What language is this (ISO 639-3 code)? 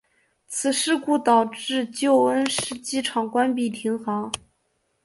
zho